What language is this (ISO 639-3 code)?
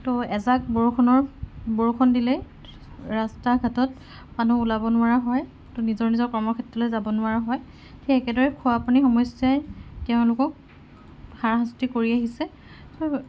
asm